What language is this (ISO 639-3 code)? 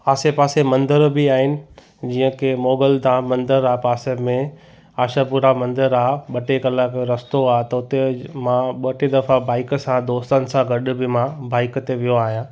snd